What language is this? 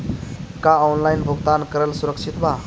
Bhojpuri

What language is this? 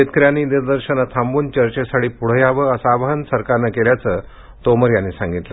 Marathi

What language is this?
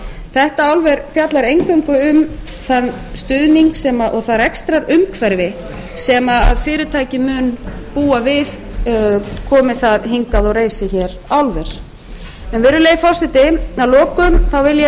Icelandic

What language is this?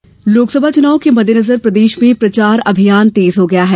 Hindi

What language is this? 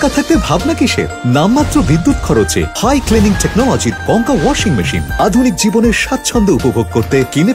Korean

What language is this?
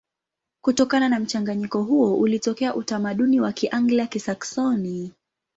Swahili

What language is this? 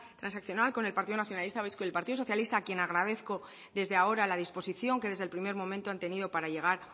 Spanish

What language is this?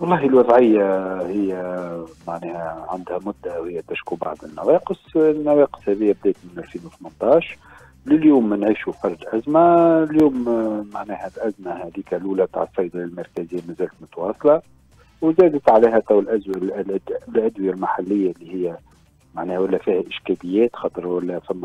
Arabic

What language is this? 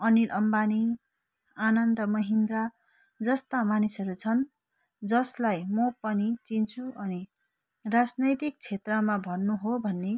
Nepali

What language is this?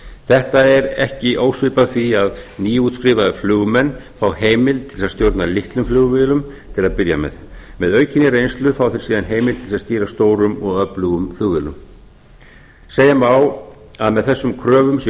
Icelandic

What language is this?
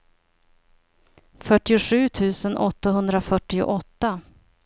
Swedish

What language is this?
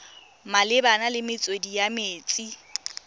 Tswana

